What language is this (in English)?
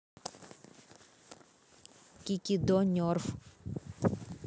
Russian